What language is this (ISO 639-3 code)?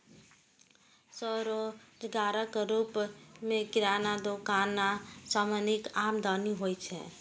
mai